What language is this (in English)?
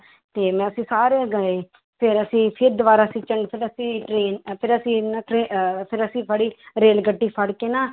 Punjabi